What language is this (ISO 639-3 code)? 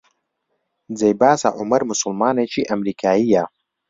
ckb